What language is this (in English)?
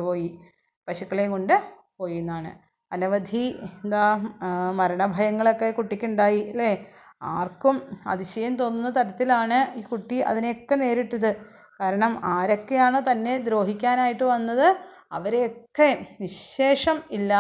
Malayalam